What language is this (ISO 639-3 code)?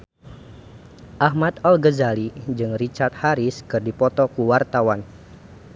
sun